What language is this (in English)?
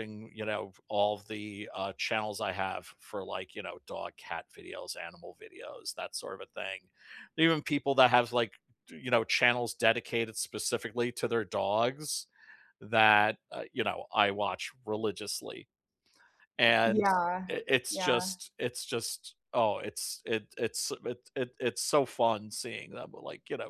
English